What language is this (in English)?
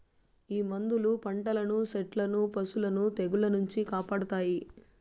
Telugu